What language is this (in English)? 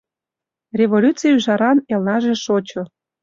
Mari